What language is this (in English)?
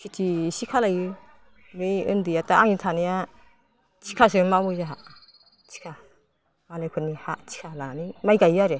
Bodo